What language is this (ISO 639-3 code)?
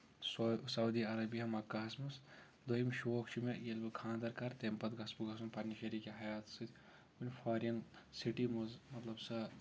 kas